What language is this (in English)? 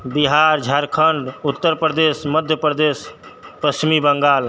Maithili